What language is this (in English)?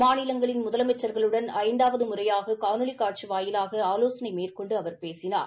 Tamil